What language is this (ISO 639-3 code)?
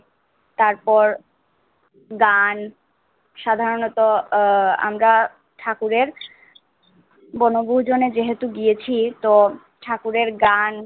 ben